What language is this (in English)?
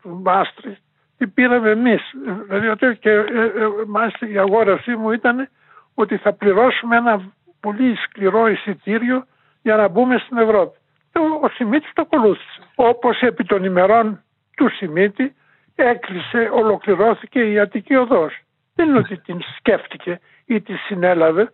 Greek